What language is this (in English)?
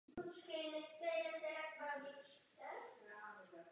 Czech